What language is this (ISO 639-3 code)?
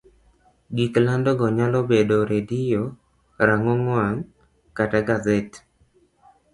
luo